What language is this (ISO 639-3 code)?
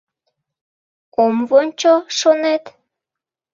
chm